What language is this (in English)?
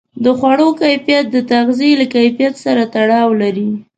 Pashto